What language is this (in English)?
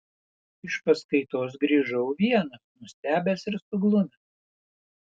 Lithuanian